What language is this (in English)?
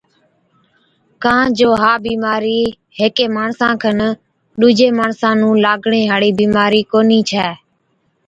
Od